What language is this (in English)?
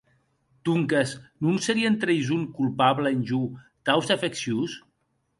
Occitan